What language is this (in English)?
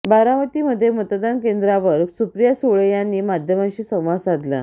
Marathi